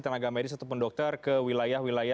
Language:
Indonesian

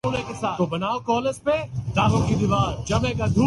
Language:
Urdu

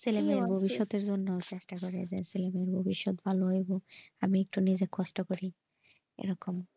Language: Bangla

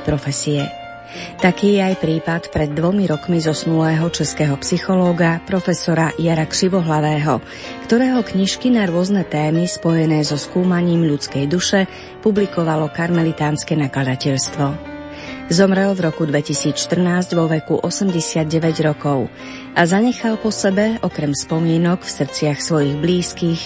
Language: Slovak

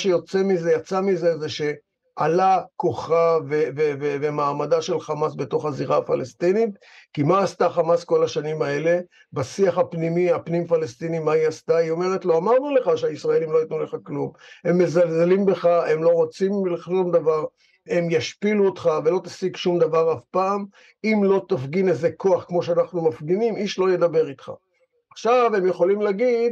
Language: Hebrew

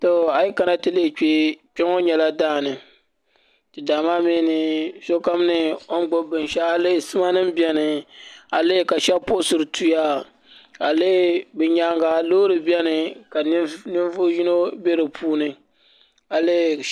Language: Dagbani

